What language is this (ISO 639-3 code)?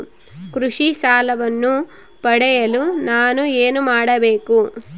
kan